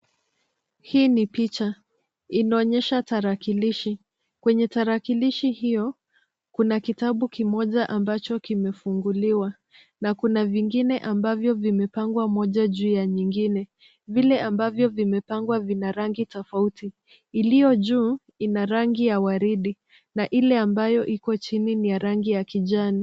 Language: Swahili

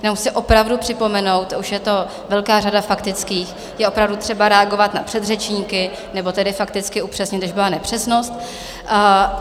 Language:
Czech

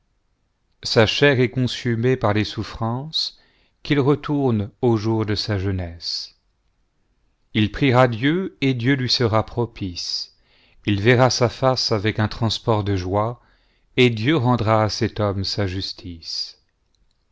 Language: French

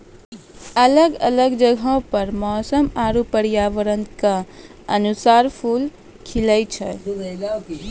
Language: Maithili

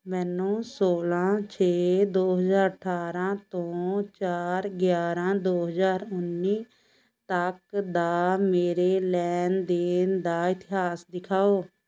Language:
Punjabi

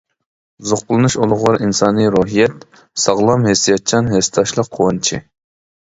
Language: Uyghur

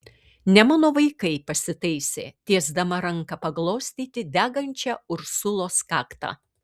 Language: Lithuanian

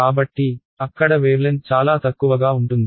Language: Telugu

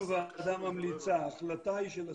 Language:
Hebrew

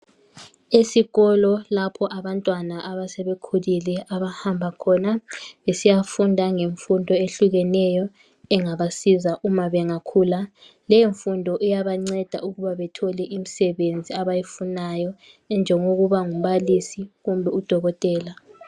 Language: North Ndebele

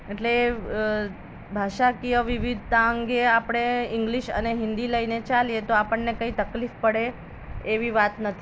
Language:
Gujarati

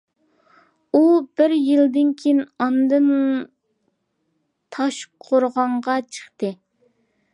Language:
Uyghur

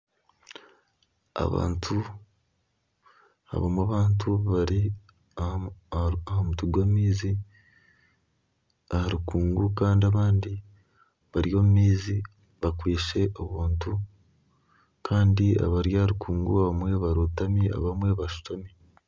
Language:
Nyankole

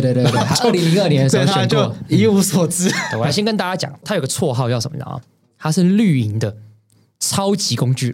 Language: Chinese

